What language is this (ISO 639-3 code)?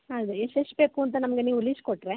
kan